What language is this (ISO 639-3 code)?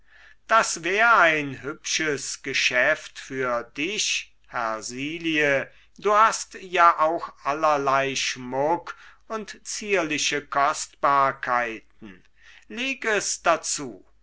deu